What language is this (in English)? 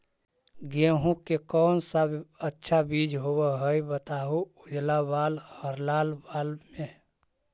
Magahi